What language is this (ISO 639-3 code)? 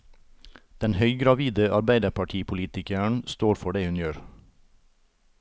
nor